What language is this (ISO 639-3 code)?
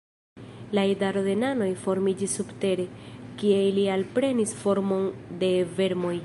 epo